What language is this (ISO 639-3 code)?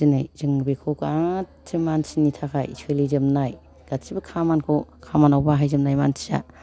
brx